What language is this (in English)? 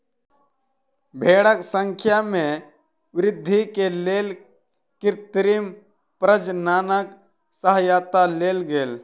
Maithili